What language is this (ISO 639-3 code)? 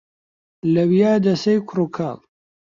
ckb